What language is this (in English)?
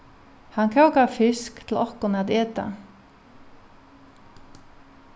Faroese